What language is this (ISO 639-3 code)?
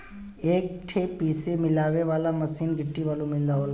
bho